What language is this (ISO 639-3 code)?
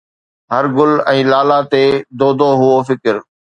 snd